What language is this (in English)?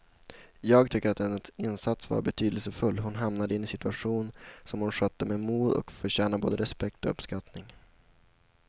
Swedish